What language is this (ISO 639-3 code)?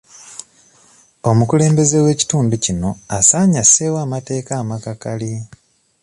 lug